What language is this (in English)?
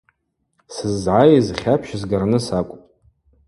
Abaza